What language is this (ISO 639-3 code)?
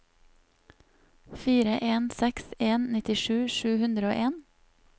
nor